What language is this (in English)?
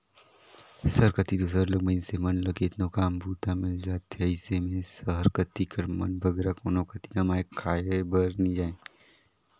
Chhattisgarhi